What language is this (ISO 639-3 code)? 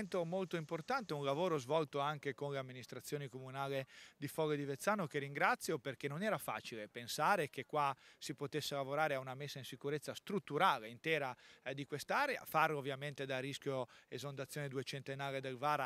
ita